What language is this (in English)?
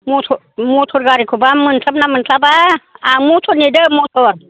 Bodo